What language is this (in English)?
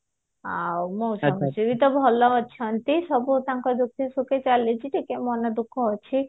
Odia